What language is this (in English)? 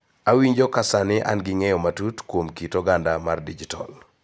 Luo (Kenya and Tanzania)